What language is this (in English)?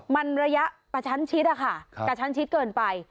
Thai